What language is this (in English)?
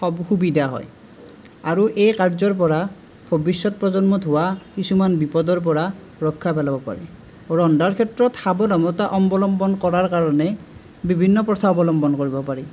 Assamese